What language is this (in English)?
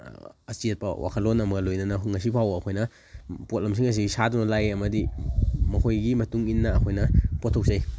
Manipuri